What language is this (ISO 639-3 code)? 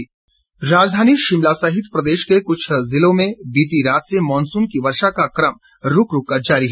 hin